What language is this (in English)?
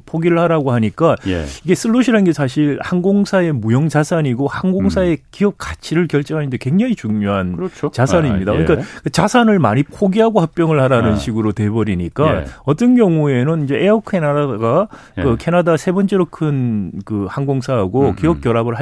Korean